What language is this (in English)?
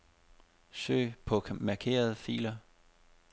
Danish